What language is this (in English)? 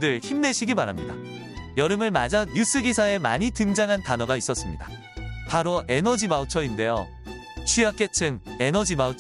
Korean